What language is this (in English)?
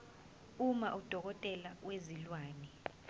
Zulu